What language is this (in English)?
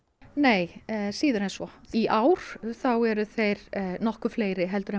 Icelandic